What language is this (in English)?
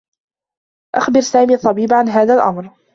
Arabic